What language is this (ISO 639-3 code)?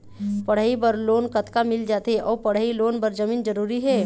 hne